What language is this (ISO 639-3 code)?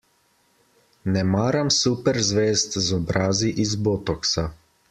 slv